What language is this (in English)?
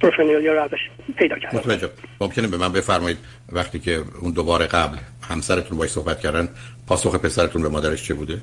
Persian